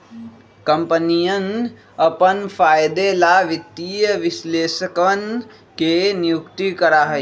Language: Magahi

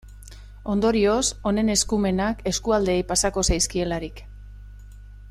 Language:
Basque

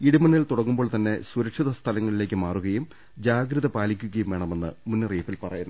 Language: Malayalam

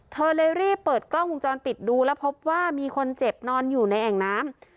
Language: Thai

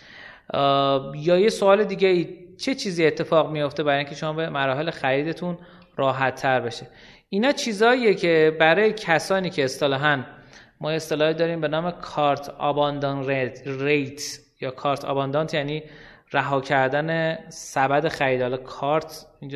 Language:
Persian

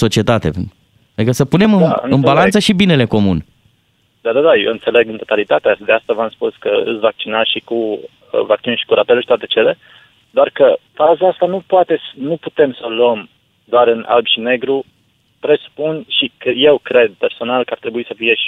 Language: Romanian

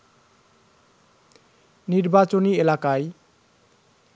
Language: Bangla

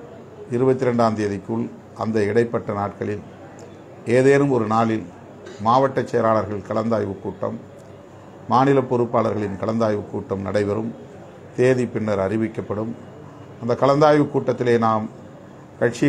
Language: Tamil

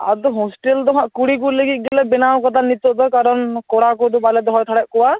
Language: Santali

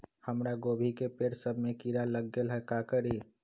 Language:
Magahi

